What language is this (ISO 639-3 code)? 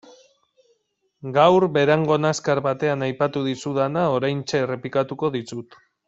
eus